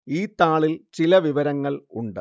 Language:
Malayalam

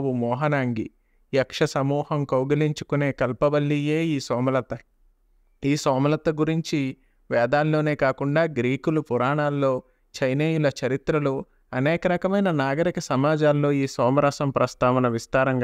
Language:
Telugu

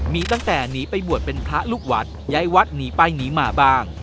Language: Thai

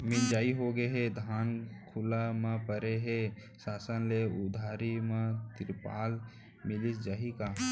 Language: Chhattisgarhi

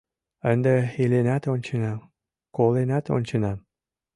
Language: Mari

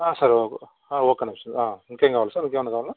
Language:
Telugu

